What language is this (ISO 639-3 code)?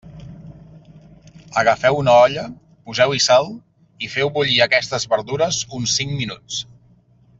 cat